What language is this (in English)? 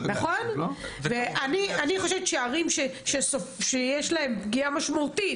Hebrew